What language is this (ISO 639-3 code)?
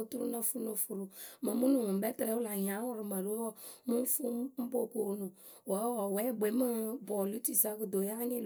keu